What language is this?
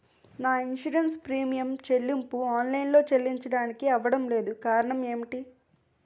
Telugu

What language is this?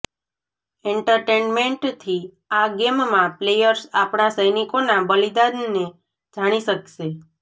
Gujarati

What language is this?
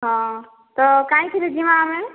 Odia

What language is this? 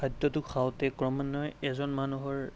Assamese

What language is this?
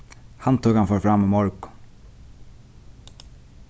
Faroese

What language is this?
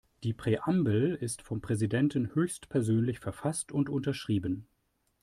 German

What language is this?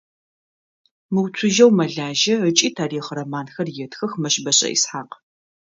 Adyghe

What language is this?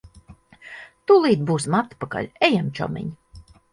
Latvian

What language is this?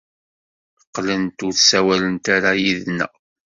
Kabyle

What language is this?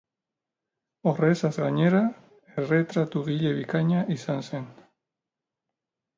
Basque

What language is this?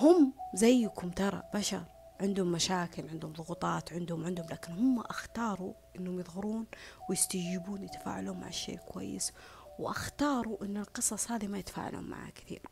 Arabic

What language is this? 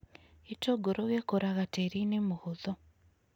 Kikuyu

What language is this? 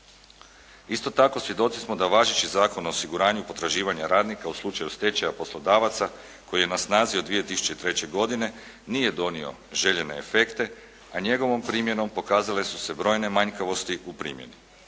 Croatian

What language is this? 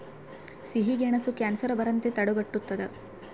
Kannada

